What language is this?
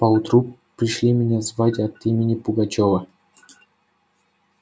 Russian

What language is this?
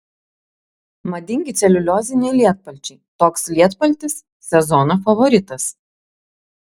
Lithuanian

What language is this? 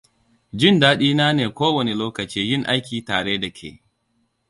Hausa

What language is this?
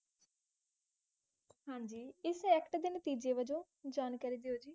Punjabi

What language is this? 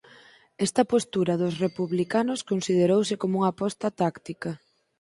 Galician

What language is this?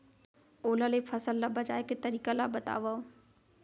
Chhattisgarhi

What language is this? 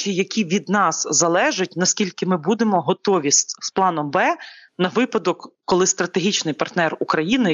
Ukrainian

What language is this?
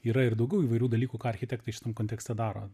Lithuanian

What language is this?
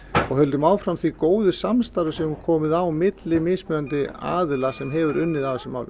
Icelandic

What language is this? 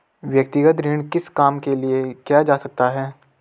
Hindi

